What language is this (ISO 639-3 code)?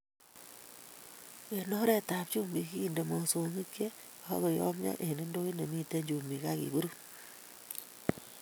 kln